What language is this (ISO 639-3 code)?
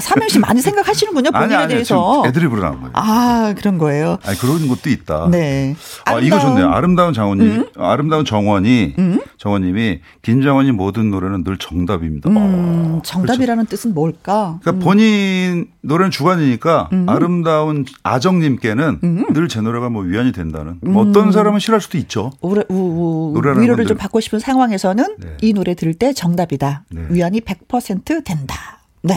kor